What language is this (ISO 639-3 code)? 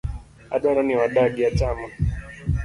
luo